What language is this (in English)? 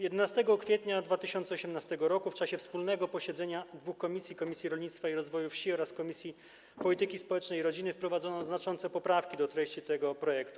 Polish